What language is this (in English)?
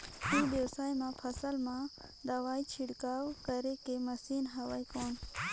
Chhattisgarhi